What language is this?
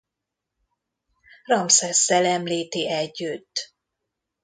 Hungarian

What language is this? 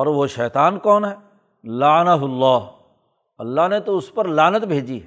Urdu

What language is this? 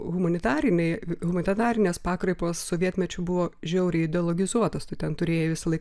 Lithuanian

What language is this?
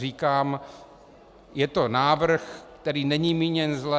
Czech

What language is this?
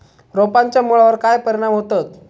Marathi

